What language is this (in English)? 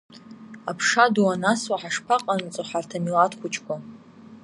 Abkhazian